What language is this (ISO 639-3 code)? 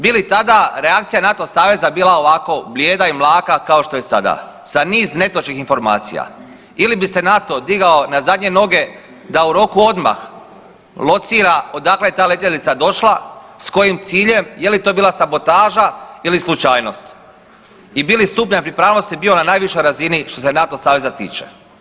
hrv